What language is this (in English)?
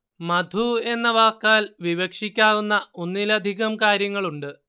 Malayalam